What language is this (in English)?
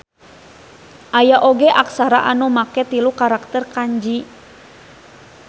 Sundanese